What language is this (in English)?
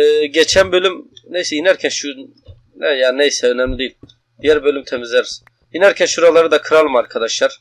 Turkish